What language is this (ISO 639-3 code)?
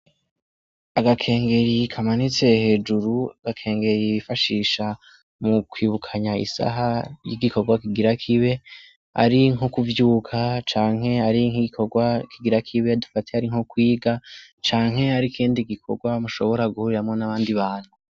run